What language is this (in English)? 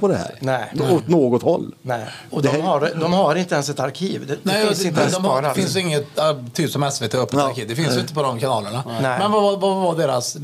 Swedish